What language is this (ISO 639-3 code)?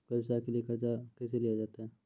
mai